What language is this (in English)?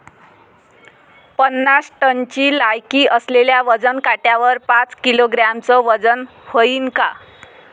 Marathi